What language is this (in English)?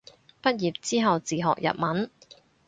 Cantonese